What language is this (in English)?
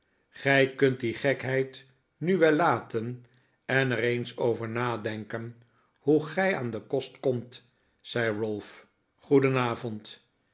Dutch